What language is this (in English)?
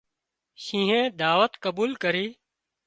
Wadiyara Koli